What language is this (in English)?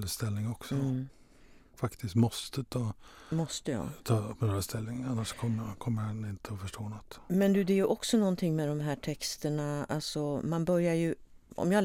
Swedish